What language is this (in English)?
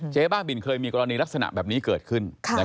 Thai